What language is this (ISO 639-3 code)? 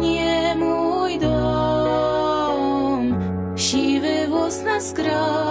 pol